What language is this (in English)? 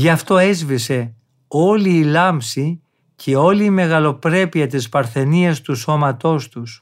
Greek